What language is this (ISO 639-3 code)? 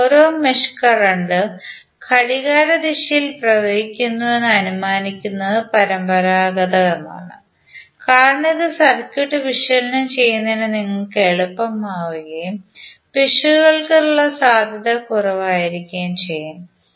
mal